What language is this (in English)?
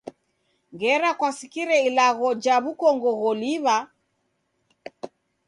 Taita